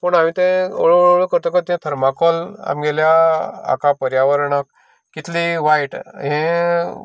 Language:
Konkani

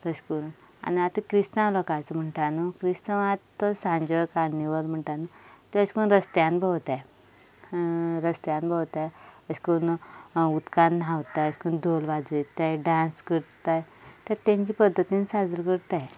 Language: Konkani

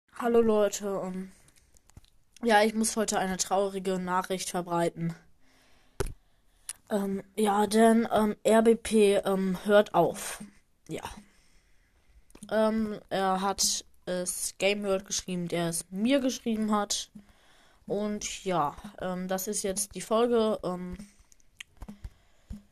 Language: German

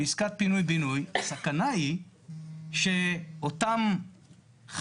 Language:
Hebrew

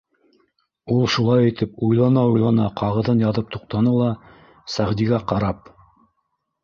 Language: Bashkir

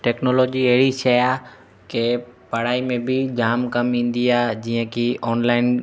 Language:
Sindhi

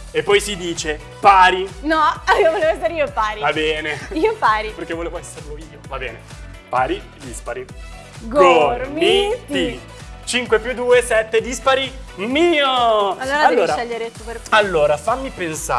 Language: Italian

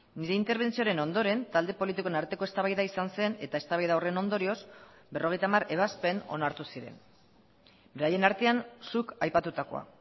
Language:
Basque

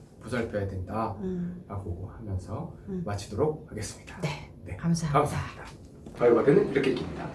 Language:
Korean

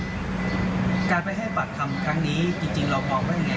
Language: Thai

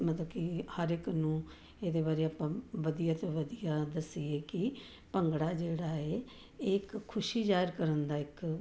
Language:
Punjabi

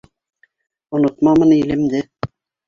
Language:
Bashkir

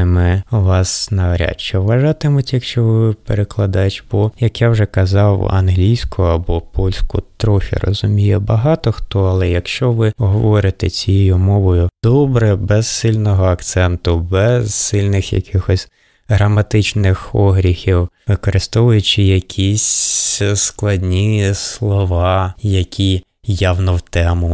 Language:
Ukrainian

